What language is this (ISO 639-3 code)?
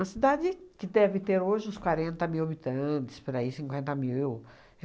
por